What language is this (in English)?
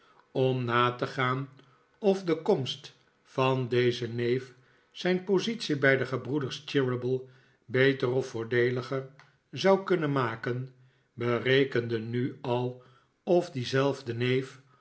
Dutch